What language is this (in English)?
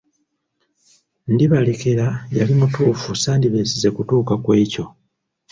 Ganda